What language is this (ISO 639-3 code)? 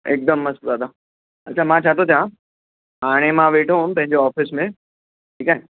snd